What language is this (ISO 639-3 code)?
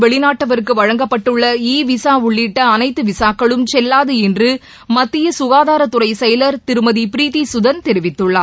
tam